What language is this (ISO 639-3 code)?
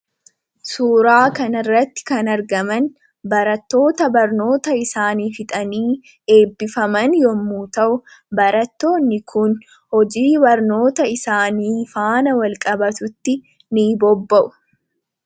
orm